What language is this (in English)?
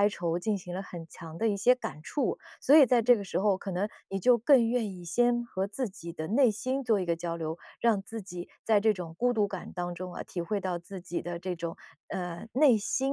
Chinese